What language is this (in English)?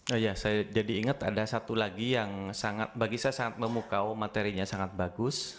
Indonesian